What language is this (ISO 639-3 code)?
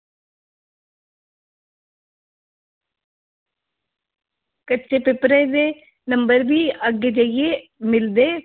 doi